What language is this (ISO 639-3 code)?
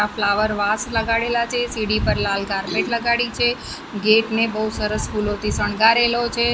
guj